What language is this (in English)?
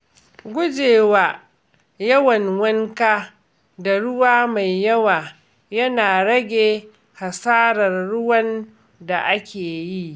Hausa